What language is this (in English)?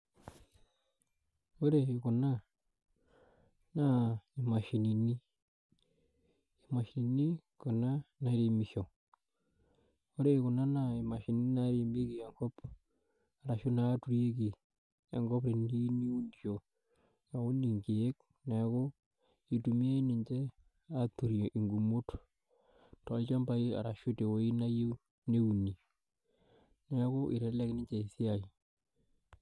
Masai